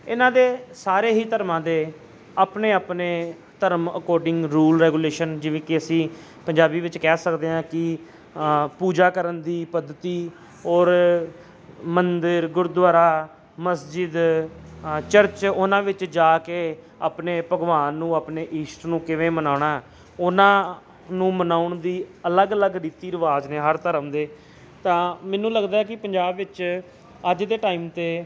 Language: Punjabi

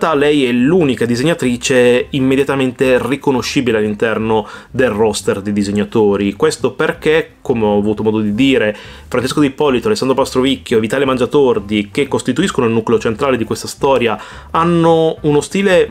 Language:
Italian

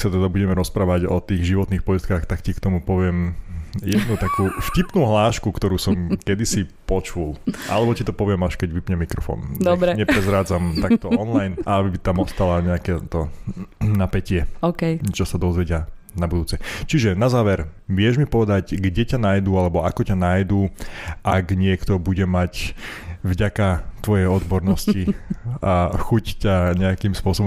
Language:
Slovak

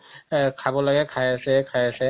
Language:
Assamese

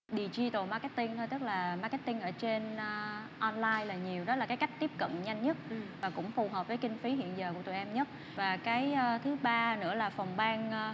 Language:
Vietnamese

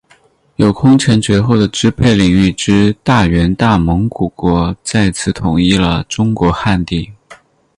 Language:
Chinese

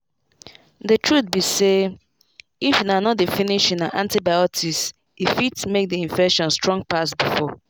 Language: Nigerian Pidgin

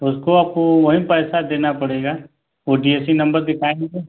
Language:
Hindi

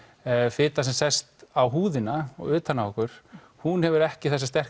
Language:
Icelandic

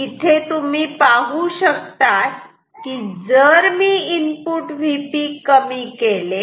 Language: Marathi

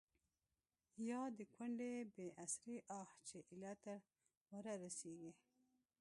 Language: Pashto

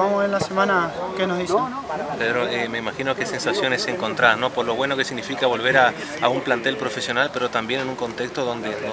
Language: Spanish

